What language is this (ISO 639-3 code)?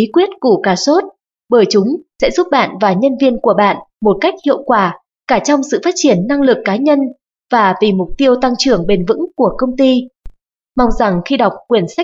vie